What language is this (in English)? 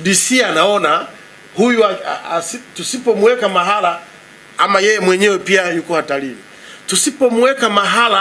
Swahili